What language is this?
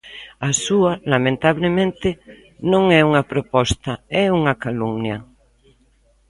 Galician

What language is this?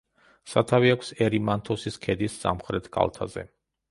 Georgian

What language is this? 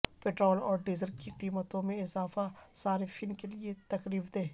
Urdu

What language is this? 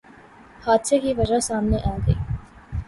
Urdu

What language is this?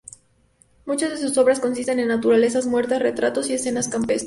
Spanish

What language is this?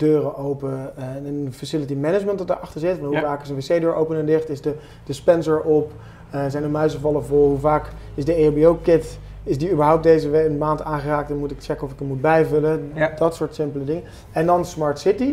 Dutch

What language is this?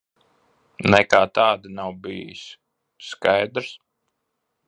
Latvian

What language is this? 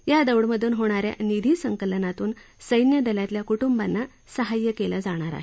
Marathi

